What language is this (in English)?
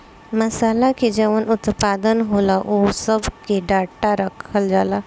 Bhojpuri